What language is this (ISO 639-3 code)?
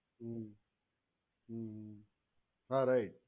guj